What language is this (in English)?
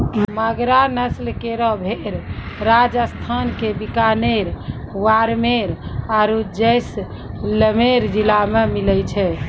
Maithili